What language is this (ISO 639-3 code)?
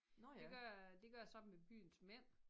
dan